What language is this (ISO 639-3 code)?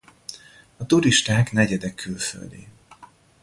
hun